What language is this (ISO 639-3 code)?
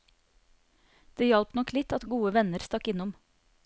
nor